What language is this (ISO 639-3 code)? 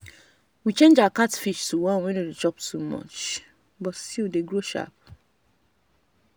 pcm